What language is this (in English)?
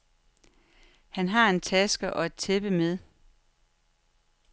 Danish